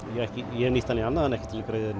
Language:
Icelandic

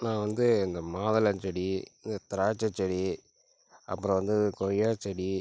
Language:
Tamil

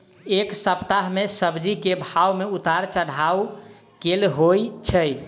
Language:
Maithili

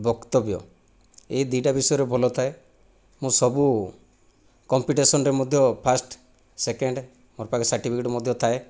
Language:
Odia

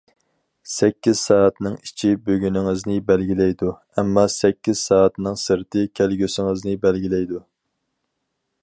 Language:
Uyghur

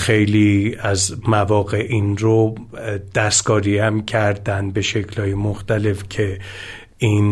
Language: Persian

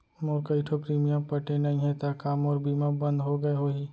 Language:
Chhattisgarhi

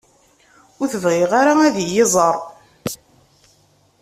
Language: Kabyle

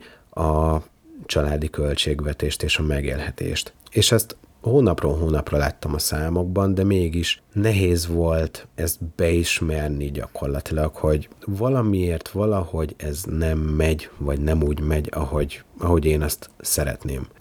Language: Hungarian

